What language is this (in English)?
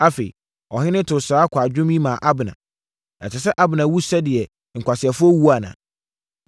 Akan